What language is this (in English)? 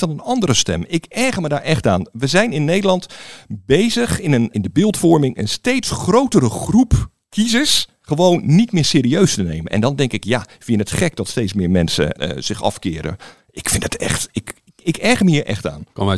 Dutch